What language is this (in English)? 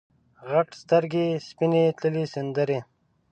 Pashto